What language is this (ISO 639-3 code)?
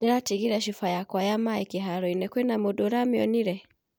kik